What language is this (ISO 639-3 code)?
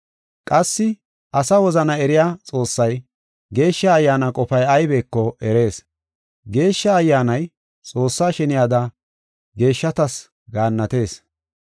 gof